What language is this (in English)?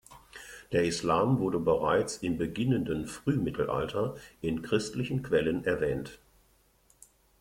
German